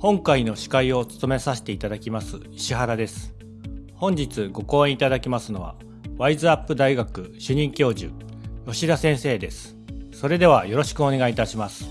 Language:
Japanese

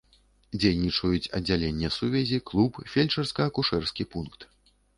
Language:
Belarusian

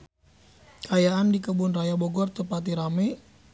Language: Sundanese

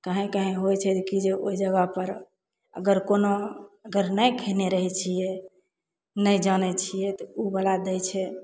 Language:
Maithili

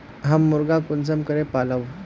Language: Magahi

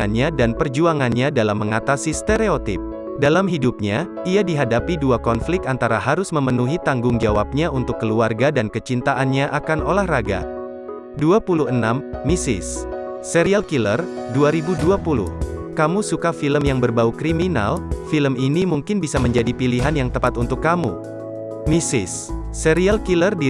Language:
Indonesian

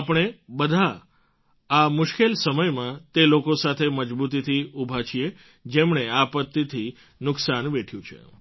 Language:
Gujarati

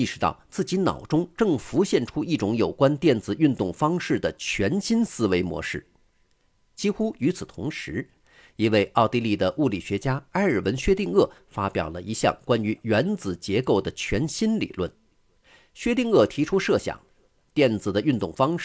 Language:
Chinese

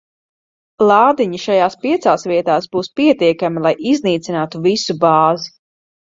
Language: Latvian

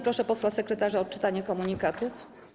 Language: Polish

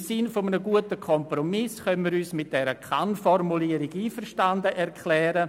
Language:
Swiss German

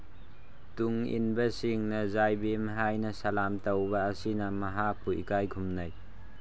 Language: Manipuri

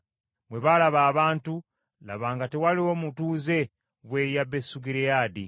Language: Ganda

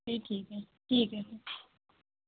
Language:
Dogri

